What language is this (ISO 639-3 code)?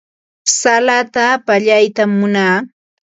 qva